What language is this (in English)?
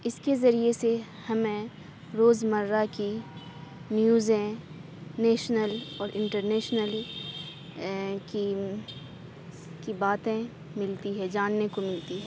Urdu